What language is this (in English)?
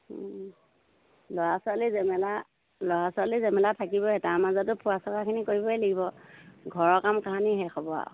Assamese